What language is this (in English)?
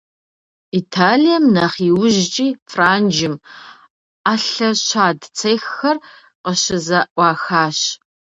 Kabardian